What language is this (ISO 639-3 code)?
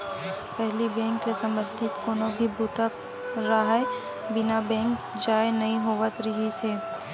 hne